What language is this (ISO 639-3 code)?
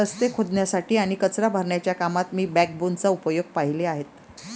mar